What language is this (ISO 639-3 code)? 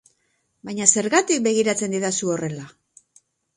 eus